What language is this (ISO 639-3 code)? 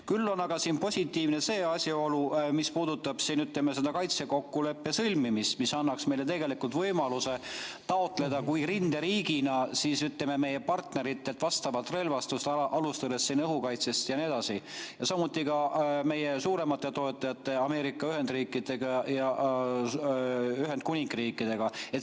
est